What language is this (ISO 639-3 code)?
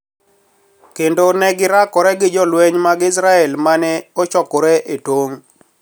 luo